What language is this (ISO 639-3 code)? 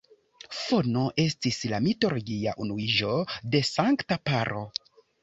epo